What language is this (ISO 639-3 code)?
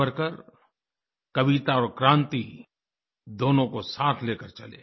hin